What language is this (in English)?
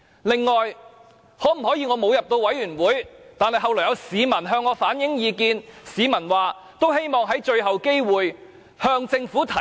Cantonese